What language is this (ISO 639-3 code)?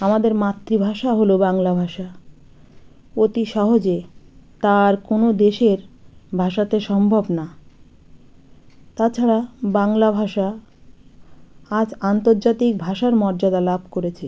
ben